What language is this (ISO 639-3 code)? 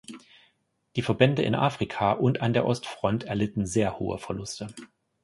deu